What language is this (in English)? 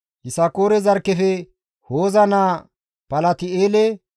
Gamo